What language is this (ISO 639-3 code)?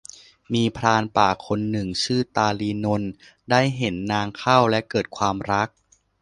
tha